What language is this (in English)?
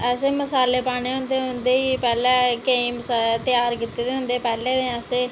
Dogri